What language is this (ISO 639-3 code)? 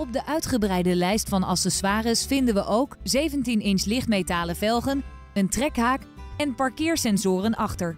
nld